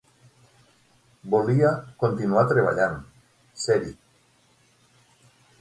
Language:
Catalan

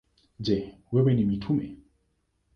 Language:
Swahili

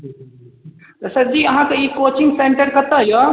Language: Maithili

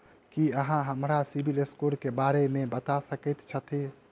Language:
Maithili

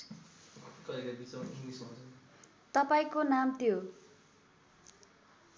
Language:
Nepali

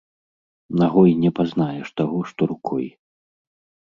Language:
Belarusian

